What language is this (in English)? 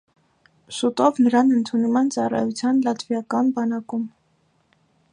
Armenian